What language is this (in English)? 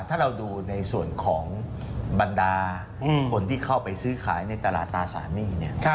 Thai